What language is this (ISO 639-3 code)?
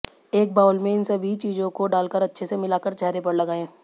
hin